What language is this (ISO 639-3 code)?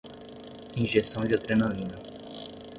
por